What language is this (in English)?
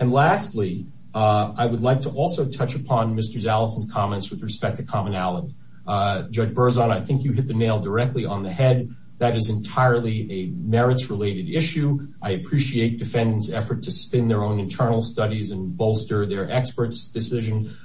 English